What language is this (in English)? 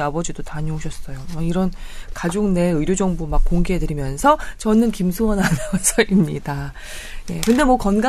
Korean